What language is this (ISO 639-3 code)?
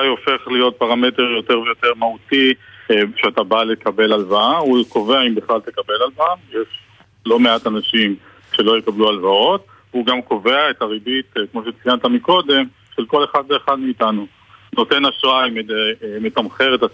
heb